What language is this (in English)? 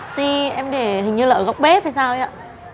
Vietnamese